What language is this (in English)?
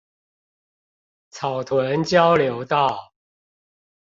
Chinese